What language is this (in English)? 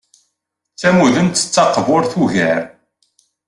Kabyle